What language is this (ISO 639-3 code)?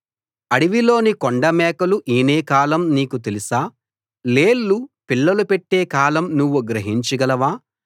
tel